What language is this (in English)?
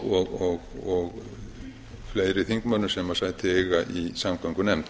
Icelandic